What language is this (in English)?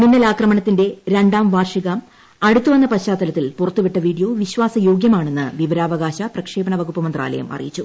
Malayalam